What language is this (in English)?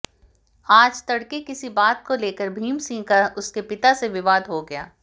Hindi